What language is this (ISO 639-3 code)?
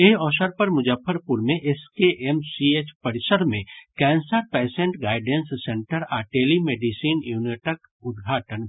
mai